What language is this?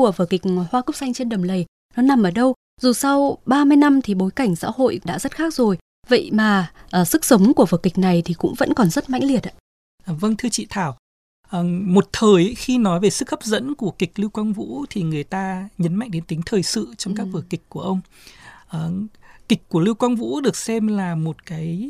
Vietnamese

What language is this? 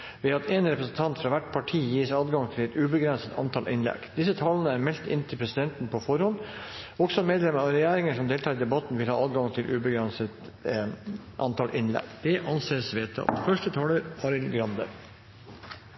Norwegian Bokmål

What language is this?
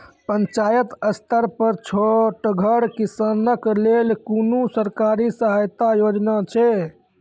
Maithili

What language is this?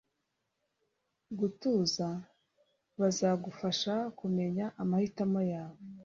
Kinyarwanda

